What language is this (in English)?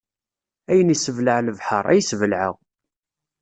Kabyle